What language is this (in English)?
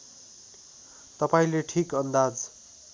Nepali